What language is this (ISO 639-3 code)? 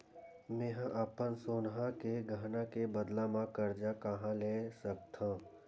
hne